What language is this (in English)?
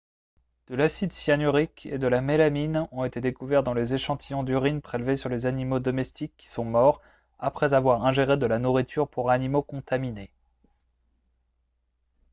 French